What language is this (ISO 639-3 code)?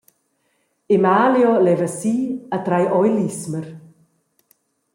roh